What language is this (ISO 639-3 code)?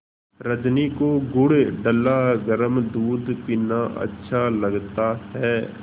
hin